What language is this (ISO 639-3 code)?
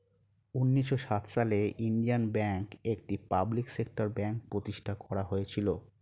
ben